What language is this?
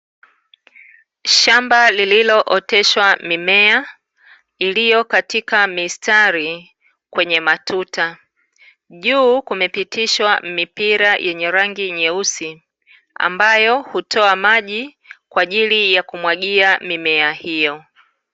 Swahili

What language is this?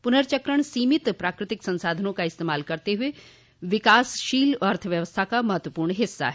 Hindi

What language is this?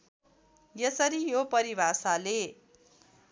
Nepali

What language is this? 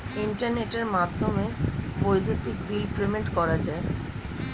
Bangla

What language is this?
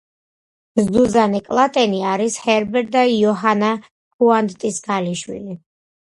Georgian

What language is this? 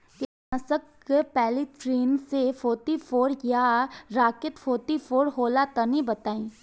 Bhojpuri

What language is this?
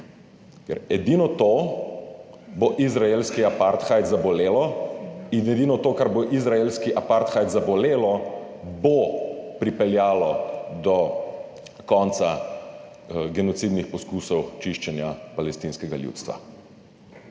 Slovenian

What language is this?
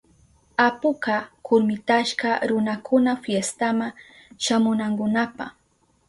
Southern Pastaza Quechua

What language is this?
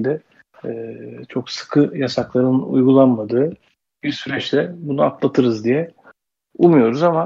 Turkish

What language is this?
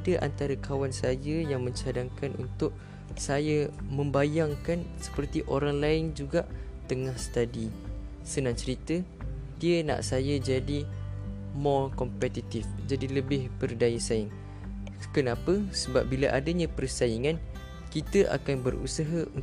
Malay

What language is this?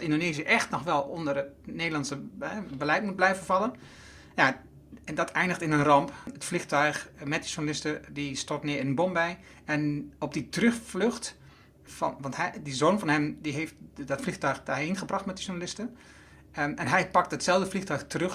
Dutch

